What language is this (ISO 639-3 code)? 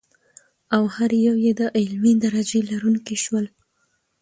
pus